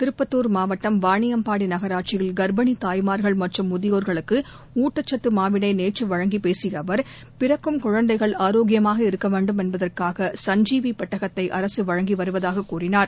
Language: Tamil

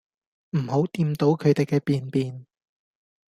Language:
Cantonese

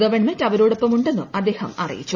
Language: Malayalam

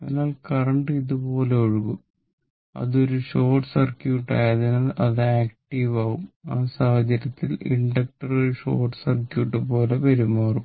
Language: Malayalam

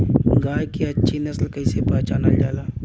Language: Bhojpuri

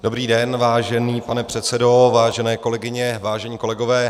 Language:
Czech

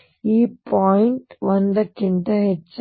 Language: Kannada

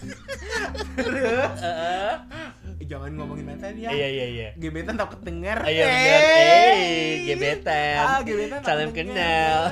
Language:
Indonesian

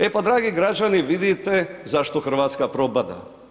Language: Croatian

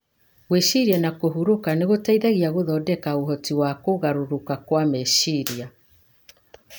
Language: Kikuyu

